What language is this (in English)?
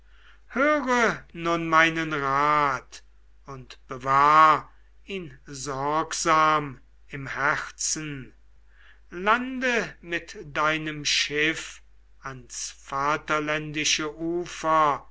German